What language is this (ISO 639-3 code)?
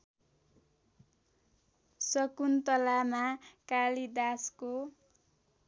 nep